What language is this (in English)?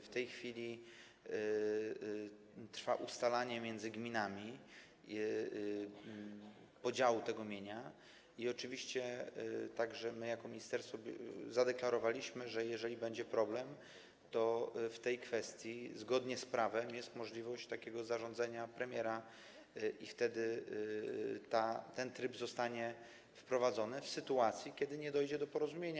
Polish